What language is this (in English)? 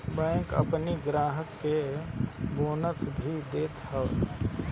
Bhojpuri